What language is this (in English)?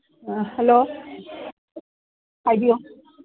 Manipuri